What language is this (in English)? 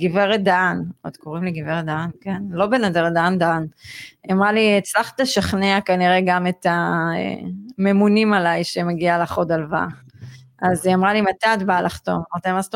Hebrew